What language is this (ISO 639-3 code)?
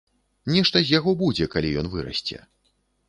bel